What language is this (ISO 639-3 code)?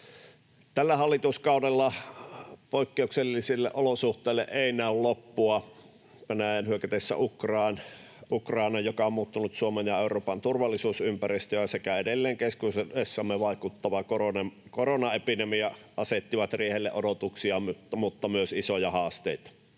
fin